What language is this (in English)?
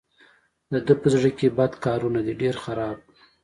Pashto